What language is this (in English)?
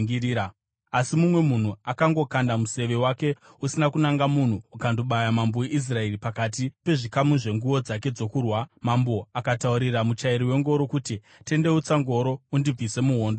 Shona